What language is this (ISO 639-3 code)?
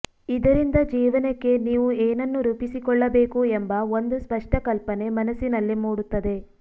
kan